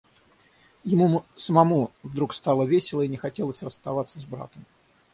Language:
Russian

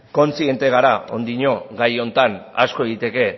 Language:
Basque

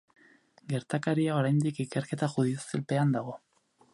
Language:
Basque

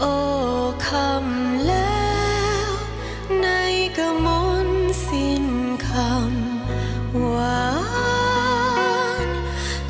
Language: Thai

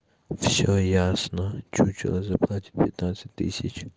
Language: Russian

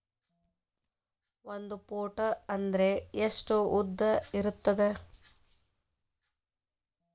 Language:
Kannada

